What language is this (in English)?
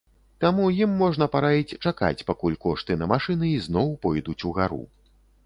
Belarusian